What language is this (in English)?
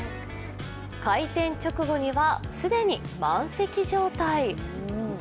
Japanese